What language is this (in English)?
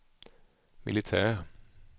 Swedish